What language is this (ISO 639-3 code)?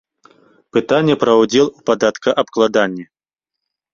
bel